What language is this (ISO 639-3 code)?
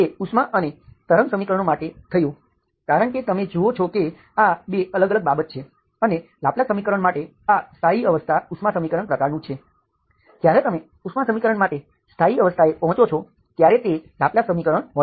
guj